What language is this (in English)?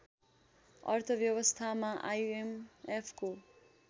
Nepali